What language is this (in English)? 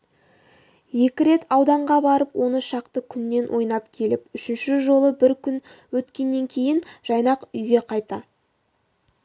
Kazakh